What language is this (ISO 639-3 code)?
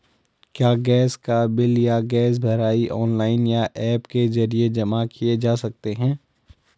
hin